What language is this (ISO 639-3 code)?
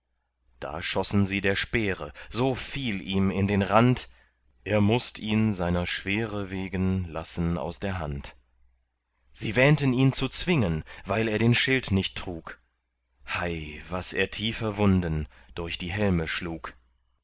deu